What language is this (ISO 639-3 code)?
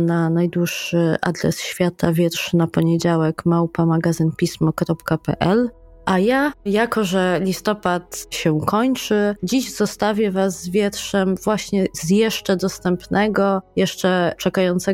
pol